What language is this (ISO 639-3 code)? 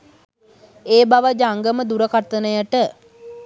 sin